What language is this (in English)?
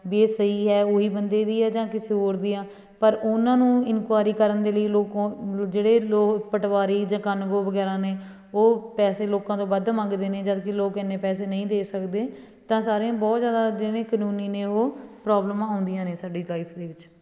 Punjabi